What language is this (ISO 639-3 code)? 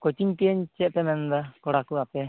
sat